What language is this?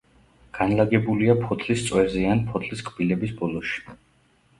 Georgian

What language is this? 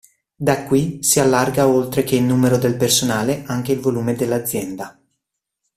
Italian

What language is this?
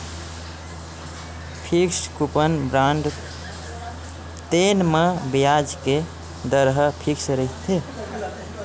Chhattisgarhi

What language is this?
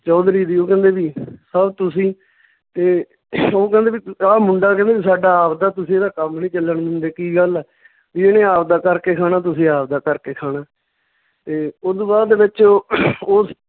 Punjabi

